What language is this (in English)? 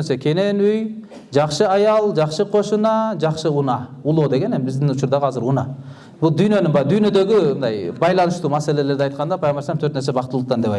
Turkish